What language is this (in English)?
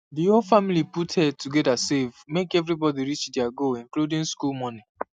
Nigerian Pidgin